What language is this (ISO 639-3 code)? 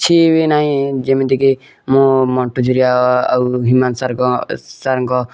ori